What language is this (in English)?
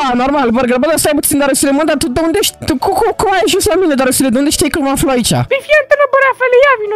Romanian